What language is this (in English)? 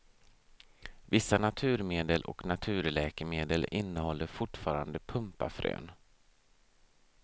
Swedish